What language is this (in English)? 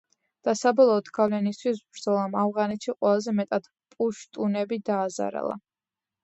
Georgian